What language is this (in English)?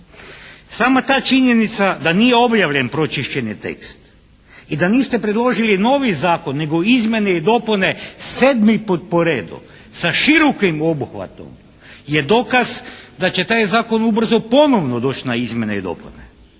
Croatian